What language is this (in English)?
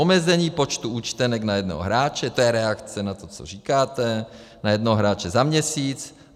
Czech